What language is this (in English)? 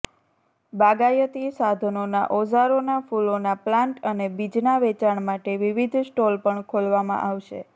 Gujarati